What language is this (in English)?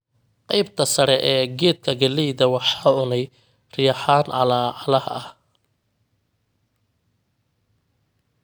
Somali